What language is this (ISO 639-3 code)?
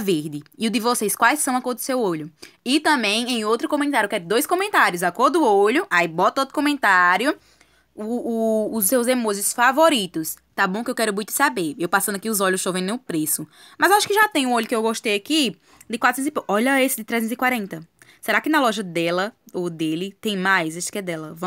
por